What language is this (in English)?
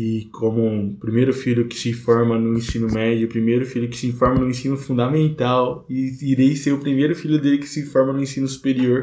Portuguese